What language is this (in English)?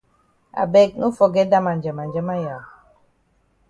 Cameroon Pidgin